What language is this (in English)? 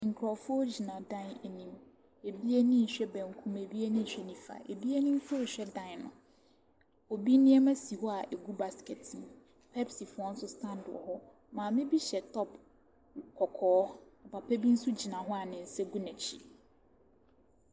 Akan